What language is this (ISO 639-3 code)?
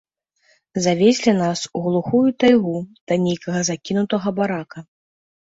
bel